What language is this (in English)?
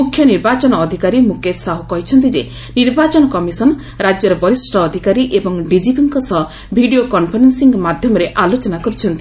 Odia